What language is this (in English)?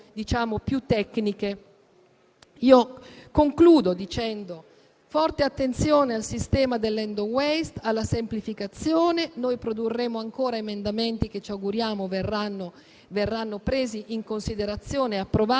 Italian